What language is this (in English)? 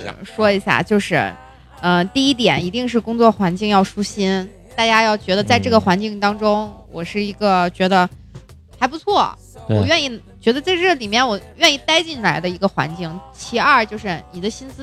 Chinese